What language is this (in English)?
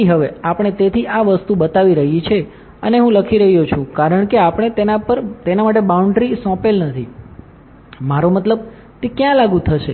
Gujarati